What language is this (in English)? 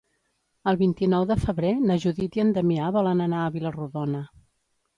Catalan